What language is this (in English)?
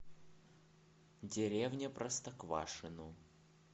Russian